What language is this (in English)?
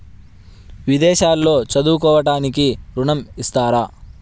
Telugu